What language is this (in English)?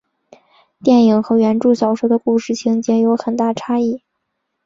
Chinese